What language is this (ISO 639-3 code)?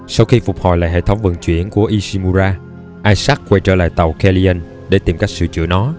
vie